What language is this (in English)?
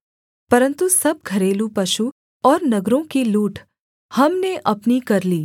Hindi